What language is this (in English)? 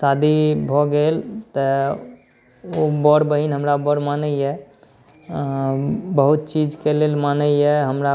Maithili